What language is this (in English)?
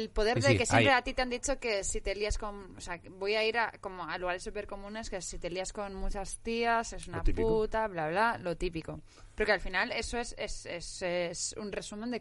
Spanish